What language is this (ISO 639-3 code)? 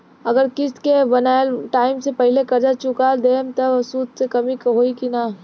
bho